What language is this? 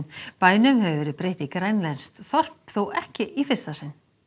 Icelandic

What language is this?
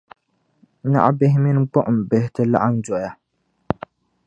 Dagbani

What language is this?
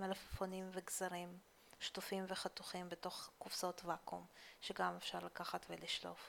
Hebrew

